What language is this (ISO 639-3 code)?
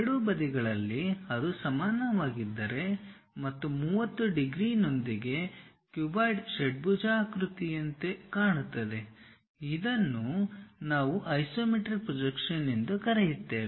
kan